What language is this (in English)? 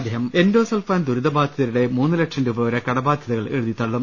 Malayalam